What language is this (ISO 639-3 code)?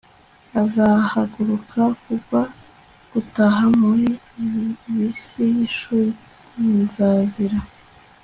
kin